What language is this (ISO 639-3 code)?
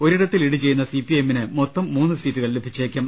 mal